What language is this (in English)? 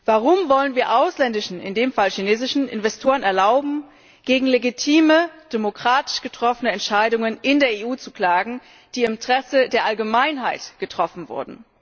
German